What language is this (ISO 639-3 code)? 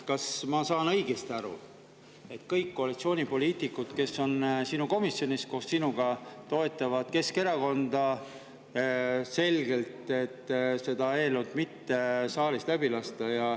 est